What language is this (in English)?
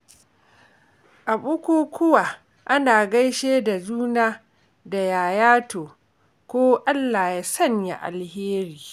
Hausa